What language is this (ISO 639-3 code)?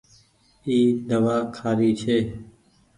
gig